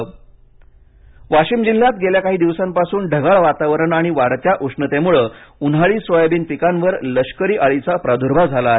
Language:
Marathi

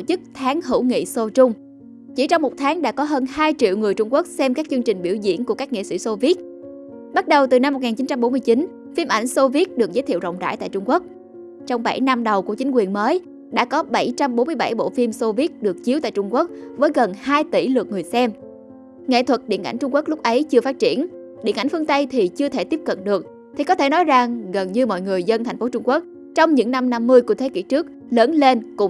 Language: Vietnamese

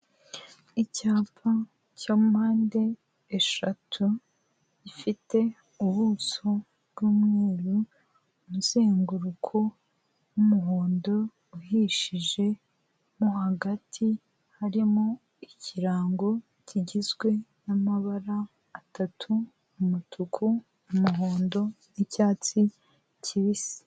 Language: Kinyarwanda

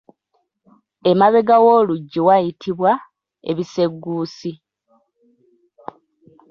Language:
Ganda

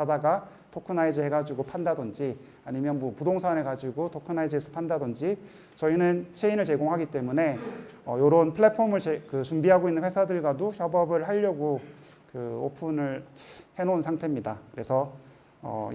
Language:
Korean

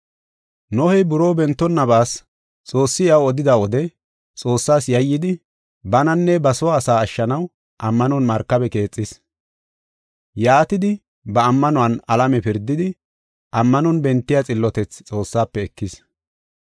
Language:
Gofa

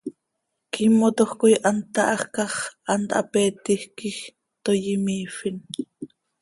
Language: Seri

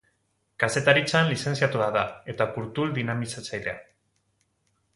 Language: Basque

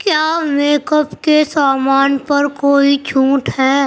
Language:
Urdu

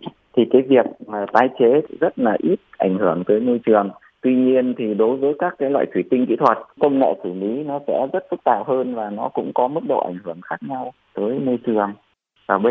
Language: Vietnamese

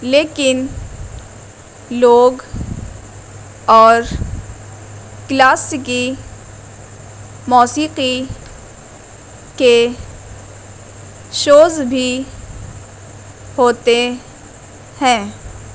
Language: Urdu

